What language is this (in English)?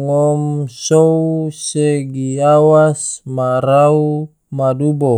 Tidore